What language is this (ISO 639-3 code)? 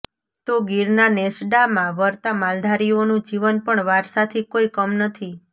guj